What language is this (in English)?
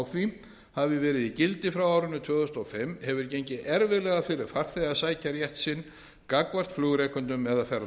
Icelandic